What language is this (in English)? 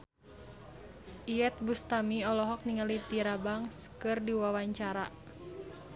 Sundanese